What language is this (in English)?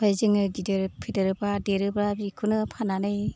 Bodo